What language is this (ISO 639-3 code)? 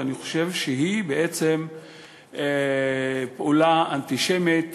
heb